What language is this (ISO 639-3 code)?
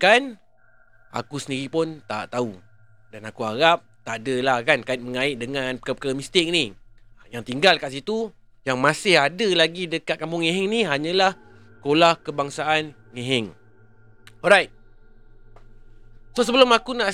msa